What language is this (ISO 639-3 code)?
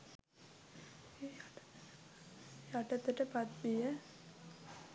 sin